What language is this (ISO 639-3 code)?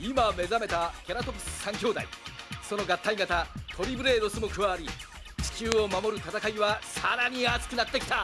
jpn